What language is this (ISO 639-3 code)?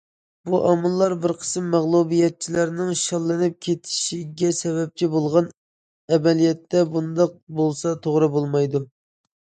uig